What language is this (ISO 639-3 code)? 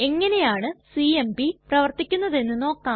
mal